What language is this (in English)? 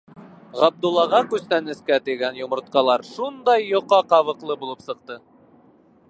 Bashkir